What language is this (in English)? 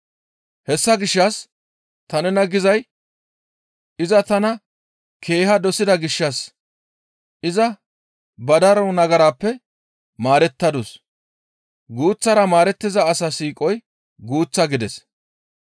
Gamo